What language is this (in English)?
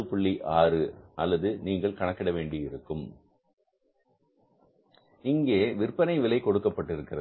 Tamil